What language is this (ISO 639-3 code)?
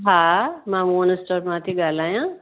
snd